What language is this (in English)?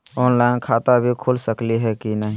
Magahi